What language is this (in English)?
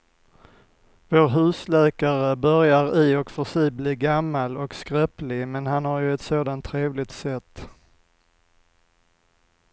Swedish